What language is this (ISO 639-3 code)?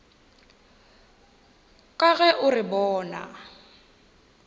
nso